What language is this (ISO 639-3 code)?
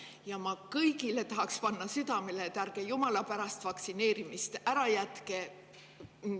est